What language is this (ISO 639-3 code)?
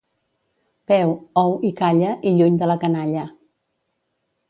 cat